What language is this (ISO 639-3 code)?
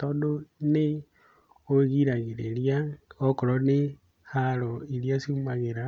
kik